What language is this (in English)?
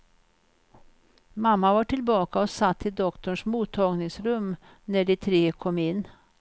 Swedish